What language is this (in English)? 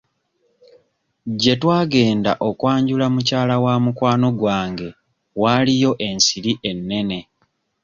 Ganda